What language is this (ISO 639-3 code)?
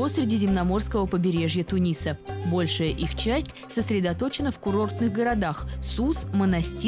rus